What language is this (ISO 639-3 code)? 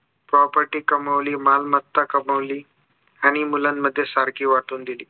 mar